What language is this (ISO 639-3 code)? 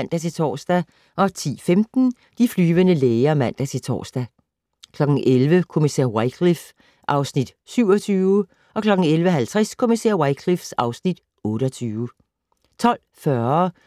dan